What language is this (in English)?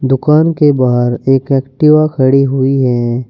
Hindi